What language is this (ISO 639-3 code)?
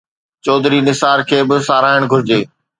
snd